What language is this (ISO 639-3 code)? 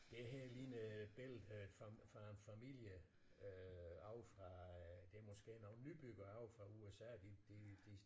dan